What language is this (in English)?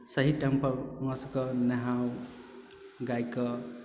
Maithili